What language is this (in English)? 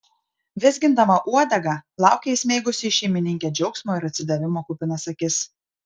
Lithuanian